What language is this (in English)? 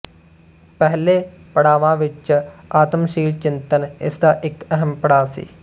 Punjabi